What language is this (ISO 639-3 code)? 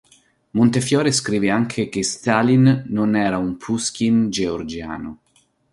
ita